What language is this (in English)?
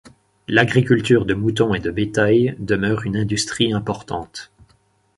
French